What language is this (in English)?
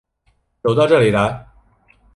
Chinese